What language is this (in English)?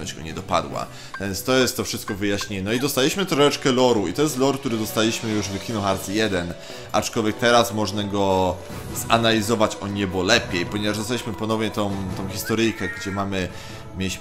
Polish